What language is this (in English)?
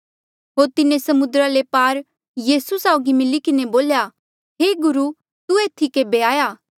Mandeali